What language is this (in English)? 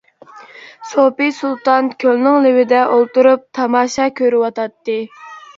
Uyghur